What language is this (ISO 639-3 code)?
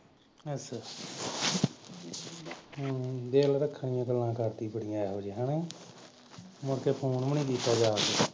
pan